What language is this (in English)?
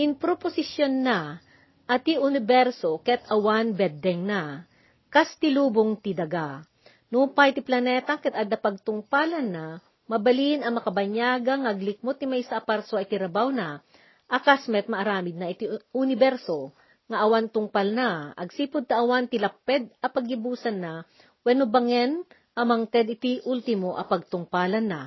Filipino